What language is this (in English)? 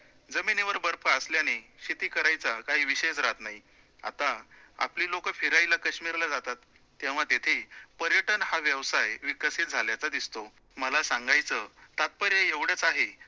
Marathi